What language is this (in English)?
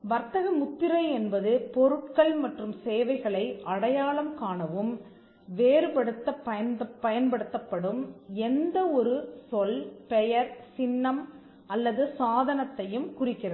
Tamil